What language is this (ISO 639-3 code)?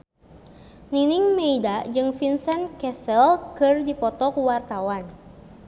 sun